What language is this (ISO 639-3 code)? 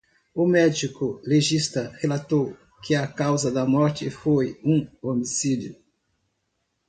por